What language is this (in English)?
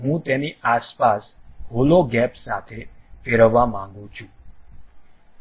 Gujarati